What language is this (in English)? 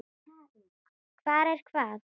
Icelandic